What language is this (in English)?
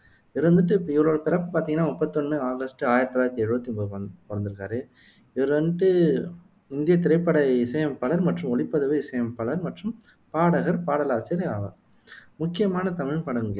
Tamil